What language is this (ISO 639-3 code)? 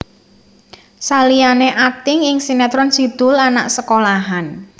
jav